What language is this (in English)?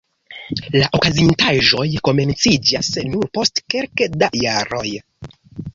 Esperanto